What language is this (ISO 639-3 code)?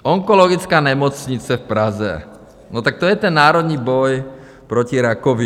ces